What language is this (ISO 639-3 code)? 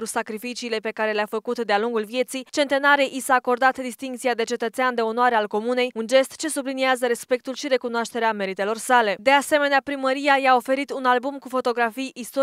ron